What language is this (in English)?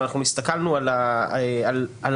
Hebrew